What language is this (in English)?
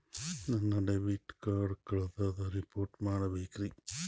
Kannada